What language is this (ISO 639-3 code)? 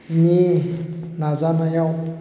brx